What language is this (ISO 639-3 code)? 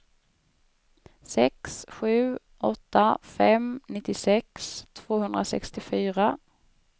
swe